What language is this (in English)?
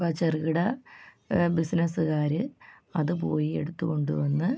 Malayalam